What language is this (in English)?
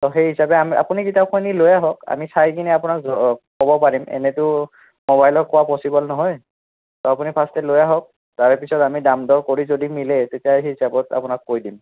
Assamese